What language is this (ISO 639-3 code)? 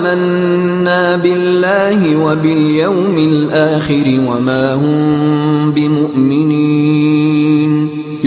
ara